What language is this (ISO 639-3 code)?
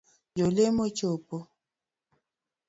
luo